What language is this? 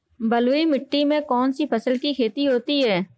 Hindi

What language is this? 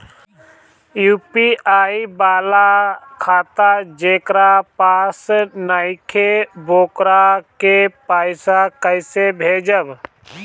Bhojpuri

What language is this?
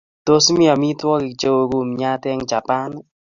Kalenjin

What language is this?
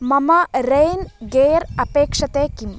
Sanskrit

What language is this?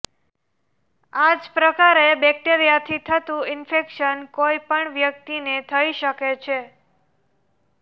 Gujarati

